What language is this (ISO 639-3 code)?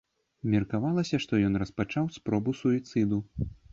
bel